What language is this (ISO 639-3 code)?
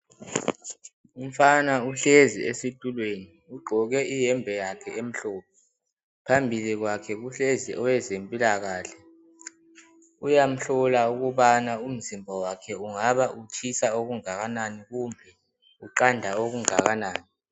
nde